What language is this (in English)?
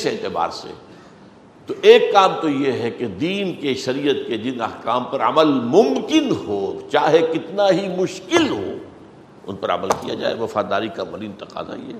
Urdu